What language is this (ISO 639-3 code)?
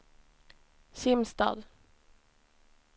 swe